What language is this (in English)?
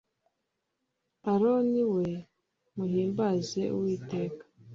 Kinyarwanda